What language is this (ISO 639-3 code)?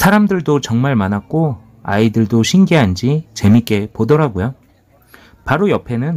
kor